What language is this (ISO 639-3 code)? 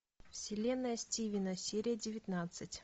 rus